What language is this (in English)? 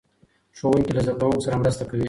Pashto